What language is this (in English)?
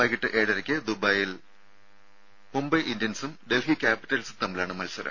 Malayalam